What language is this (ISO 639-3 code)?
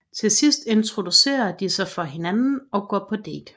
dan